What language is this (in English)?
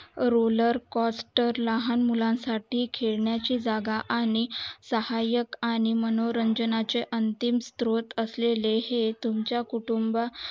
Marathi